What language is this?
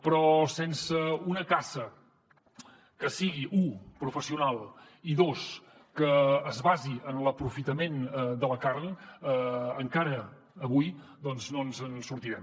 Catalan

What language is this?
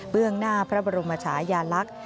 Thai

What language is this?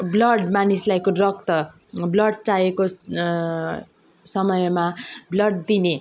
Nepali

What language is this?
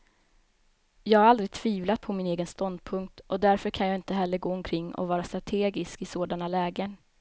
Swedish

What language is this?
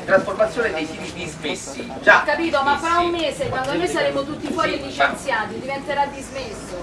Italian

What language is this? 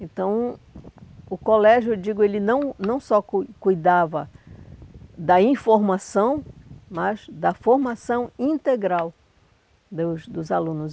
Portuguese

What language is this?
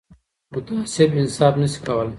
Pashto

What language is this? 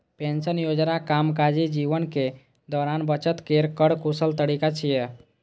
Maithili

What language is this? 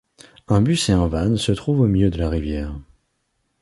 French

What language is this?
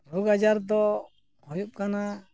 Santali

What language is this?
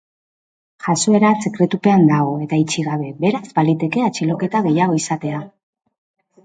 Basque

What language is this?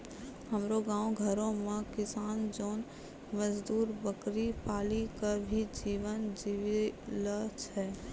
Maithili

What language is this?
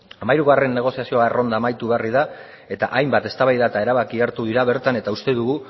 Basque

